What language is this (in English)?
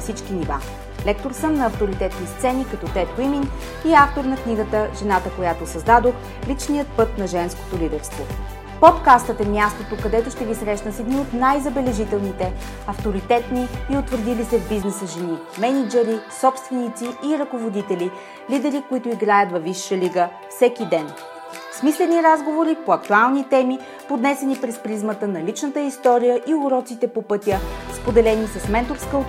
Bulgarian